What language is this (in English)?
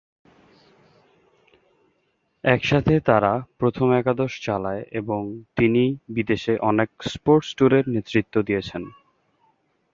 Bangla